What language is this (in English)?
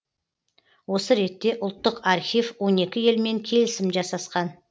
Kazakh